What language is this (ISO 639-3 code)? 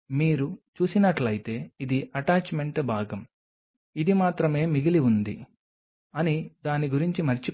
tel